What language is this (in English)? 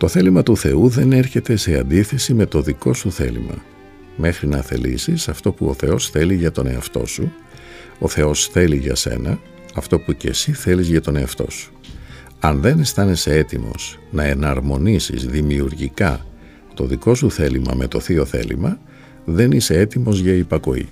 Greek